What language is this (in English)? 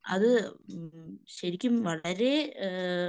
Malayalam